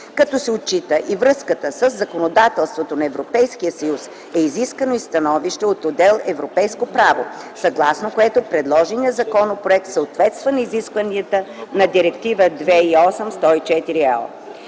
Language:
Bulgarian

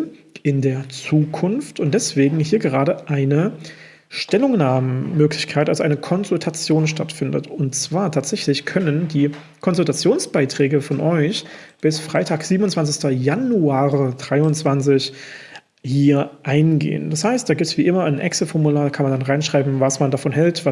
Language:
German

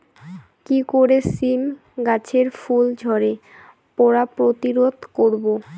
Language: Bangla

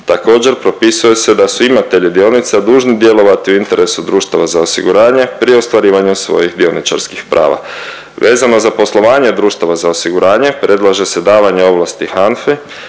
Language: Croatian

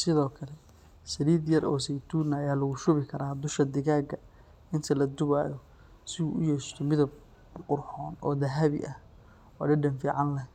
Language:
Somali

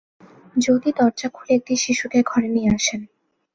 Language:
Bangla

